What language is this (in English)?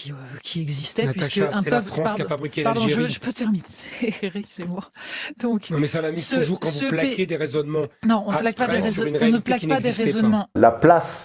French